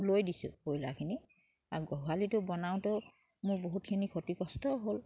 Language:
Assamese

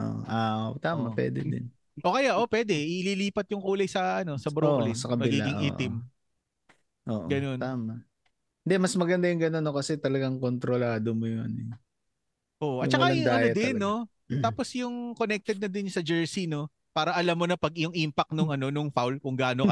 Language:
Filipino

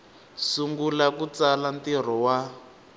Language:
Tsonga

